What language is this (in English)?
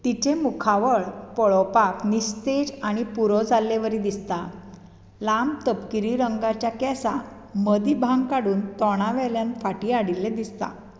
Konkani